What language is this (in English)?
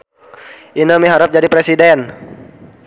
Sundanese